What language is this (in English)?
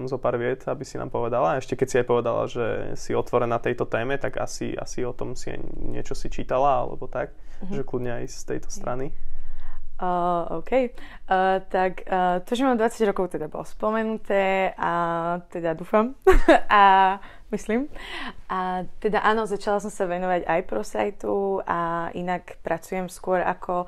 Slovak